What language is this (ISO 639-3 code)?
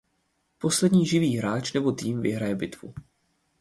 ces